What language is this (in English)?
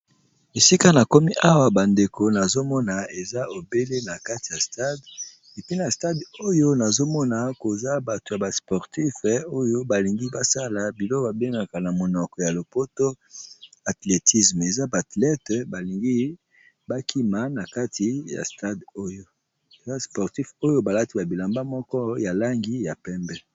Lingala